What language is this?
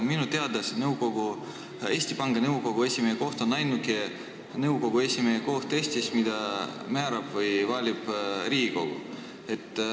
Estonian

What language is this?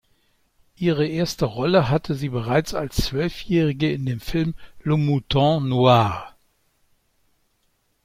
German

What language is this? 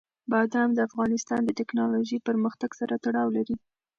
Pashto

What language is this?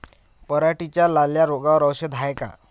Marathi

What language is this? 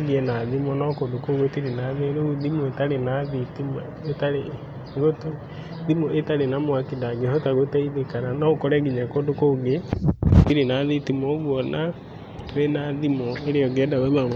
Kikuyu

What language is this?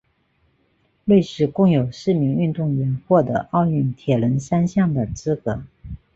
Chinese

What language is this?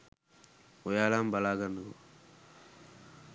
Sinhala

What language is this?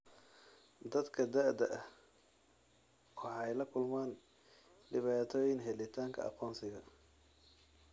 Somali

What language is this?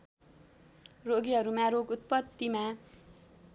Nepali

